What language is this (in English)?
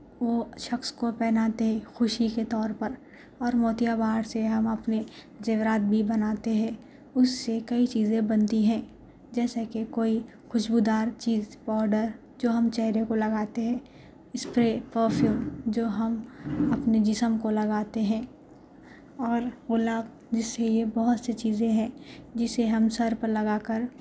Urdu